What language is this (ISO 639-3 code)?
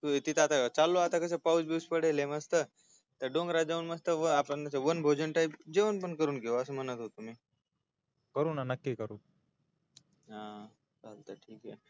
mar